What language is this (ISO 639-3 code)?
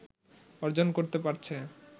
ben